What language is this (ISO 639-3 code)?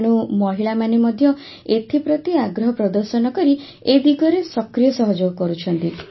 ori